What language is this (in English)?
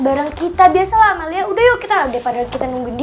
Indonesian